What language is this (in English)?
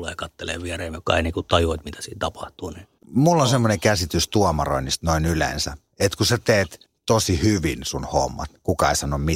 Finnish